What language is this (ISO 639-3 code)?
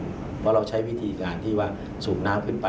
tha